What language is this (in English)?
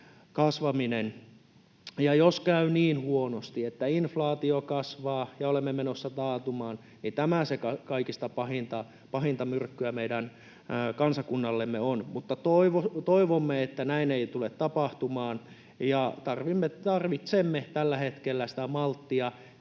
Finnish